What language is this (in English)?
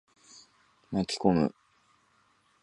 Japanese